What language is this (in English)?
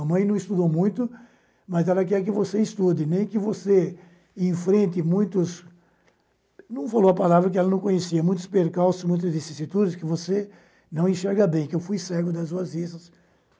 Portuguese